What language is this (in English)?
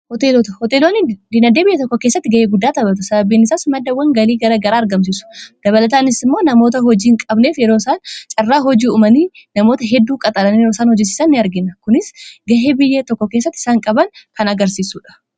Oromo